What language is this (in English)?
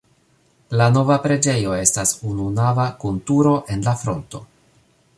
Esperanto